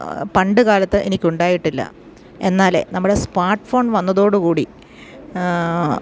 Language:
Malayalam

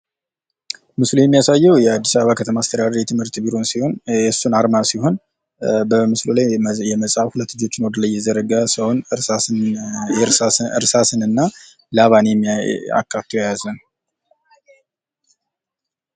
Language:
Amharic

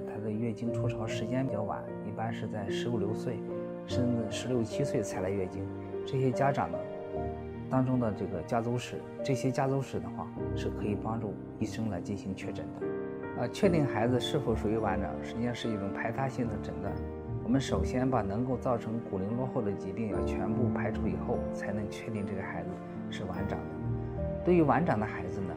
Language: Chinese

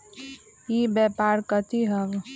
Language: Magahi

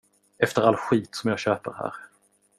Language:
Swedish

